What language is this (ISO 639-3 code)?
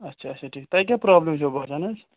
kas